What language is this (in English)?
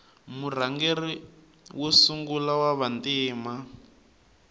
Tsonga